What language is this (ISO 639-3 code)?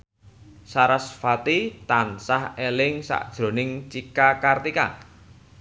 jav